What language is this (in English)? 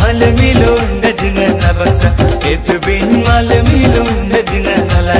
Arabic